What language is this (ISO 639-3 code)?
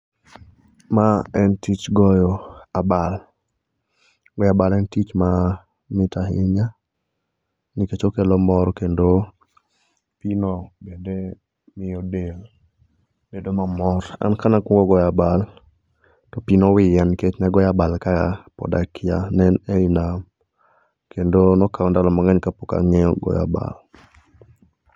luo